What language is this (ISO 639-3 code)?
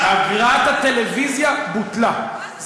heb